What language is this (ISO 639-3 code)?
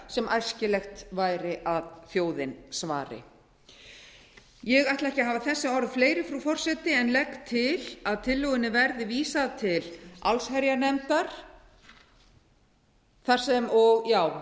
isl